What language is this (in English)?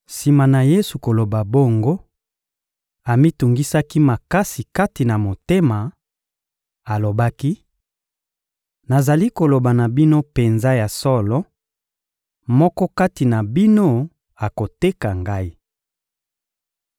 Lingala